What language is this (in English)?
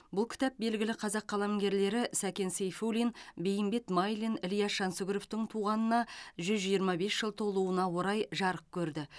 Kazakh